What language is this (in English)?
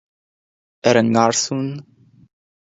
Irish